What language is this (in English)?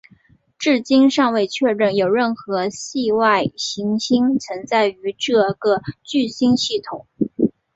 Chinese